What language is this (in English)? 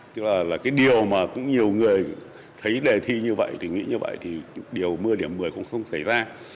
Vietnamese